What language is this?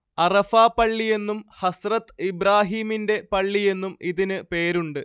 Malayalam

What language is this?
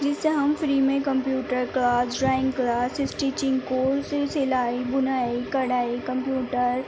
Urdu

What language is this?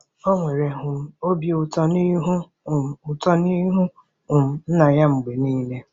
Igbo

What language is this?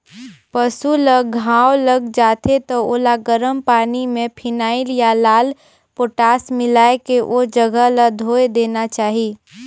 Chhattisgarhi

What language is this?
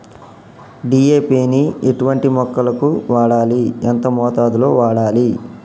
Telugu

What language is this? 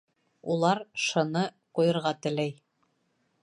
Bashkir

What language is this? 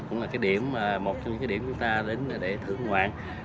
Vietnamese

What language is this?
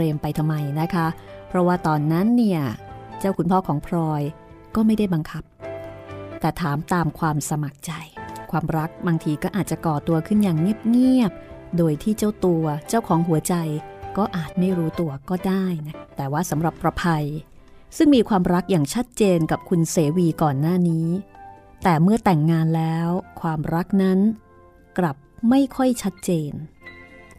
Thai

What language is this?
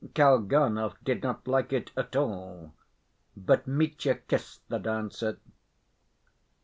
English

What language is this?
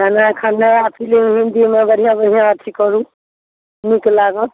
Maithili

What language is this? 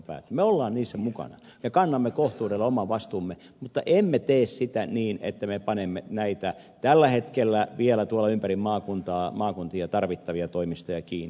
Finnish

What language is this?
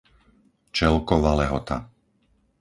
Slovak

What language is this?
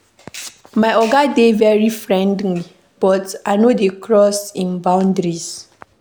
Nigerian Pidgin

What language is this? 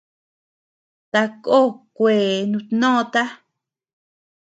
Tepeuxila Cuicatec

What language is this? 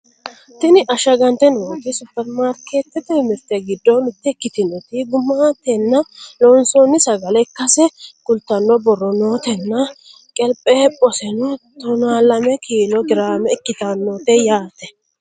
Sidamo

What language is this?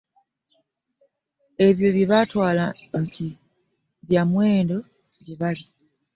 Ganda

